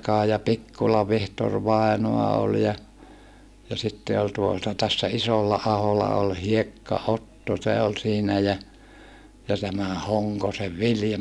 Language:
Finnish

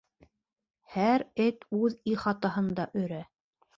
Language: Bashkir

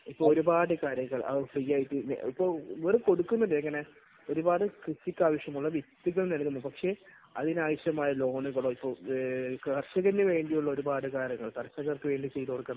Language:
Malayalam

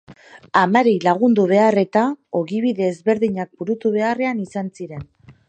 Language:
Basque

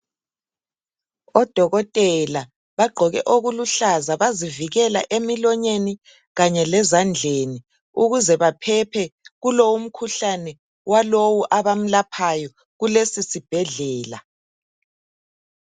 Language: North Ndebele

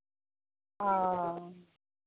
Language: Santali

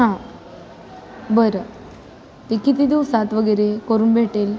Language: Marathi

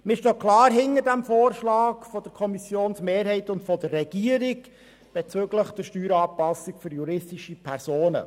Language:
Swiss German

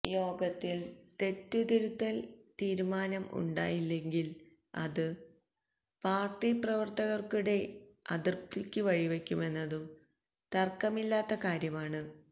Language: Malayalam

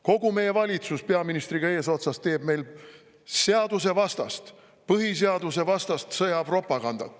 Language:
Estonian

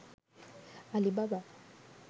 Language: Sinhala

